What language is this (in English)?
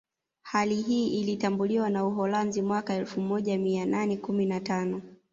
Swahili